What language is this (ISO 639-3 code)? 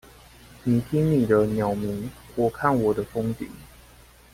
zho